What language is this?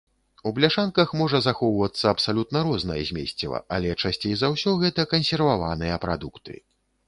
Belarusian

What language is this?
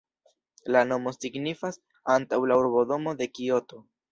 Esperanto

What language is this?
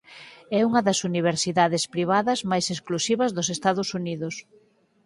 Galician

